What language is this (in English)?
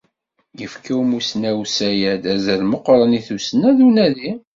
Kabyle